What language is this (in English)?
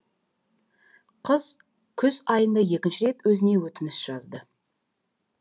Kazakh